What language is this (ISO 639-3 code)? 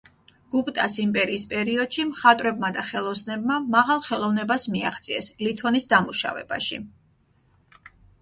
kat